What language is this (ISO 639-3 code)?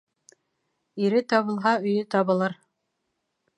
bak